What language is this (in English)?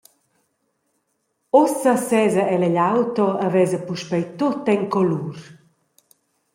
Romansh